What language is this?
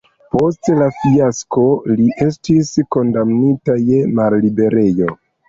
Esperanto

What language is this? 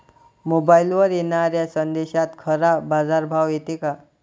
Marathi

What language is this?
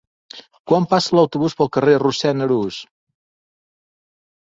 Catalan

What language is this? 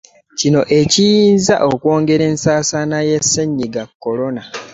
Ganda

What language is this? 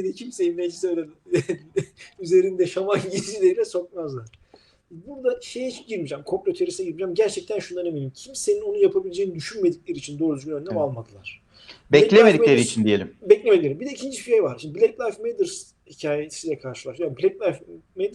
Turkish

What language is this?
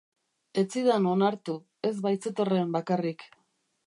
Basque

